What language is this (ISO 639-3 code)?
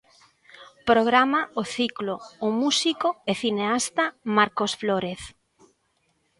glg